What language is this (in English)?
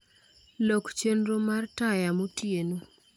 Luo (Kenya and Tanzania)